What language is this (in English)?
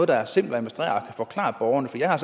Danish